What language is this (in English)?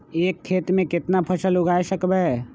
Magahi